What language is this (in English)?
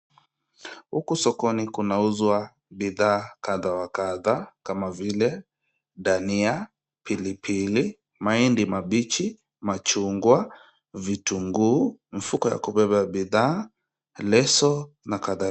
Swahili